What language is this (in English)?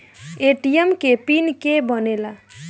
Bhojpuri